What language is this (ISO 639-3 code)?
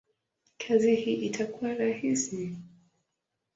swa